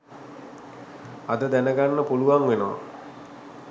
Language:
Sinhala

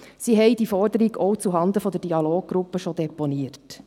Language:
Swiss German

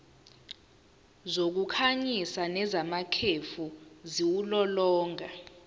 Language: Zulu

